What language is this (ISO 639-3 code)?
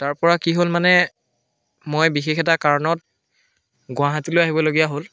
asm